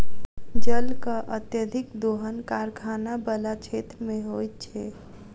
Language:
Maithili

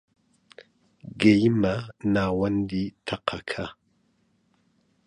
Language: Central Kurdish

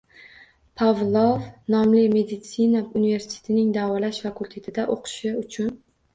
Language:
Uzbek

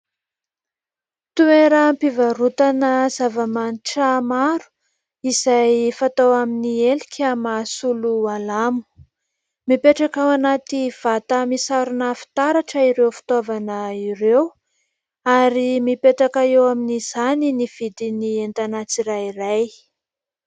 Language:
Malagasy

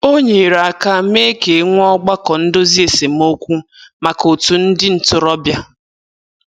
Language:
Igbo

